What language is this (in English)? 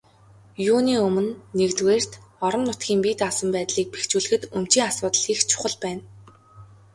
Mongolian